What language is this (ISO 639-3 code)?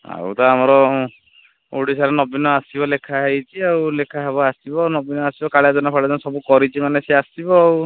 ori